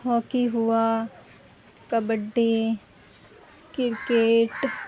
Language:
Urdu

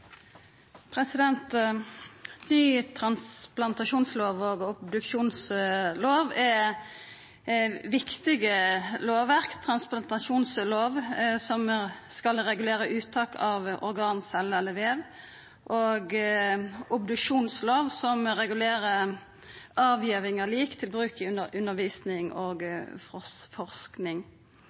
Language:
Norwegian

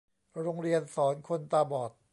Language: Thai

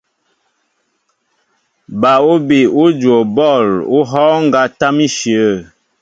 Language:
Mbo (Cameroon)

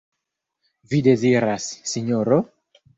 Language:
Esperanto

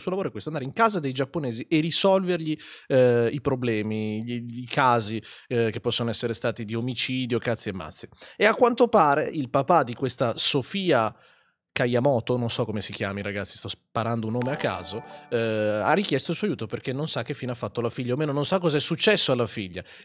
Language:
Italian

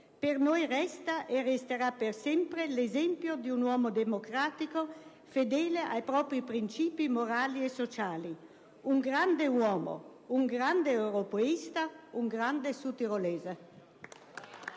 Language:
Italian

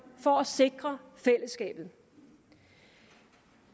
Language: Danish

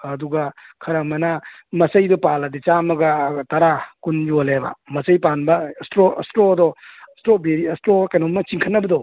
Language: Manipuri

